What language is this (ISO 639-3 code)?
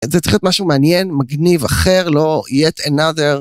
heb